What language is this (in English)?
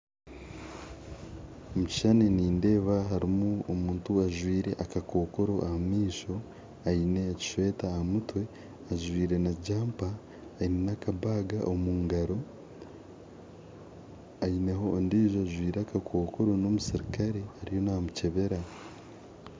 Nyankole